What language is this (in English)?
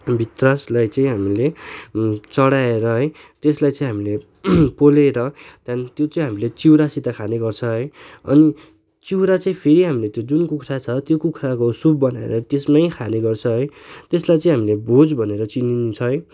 Nepali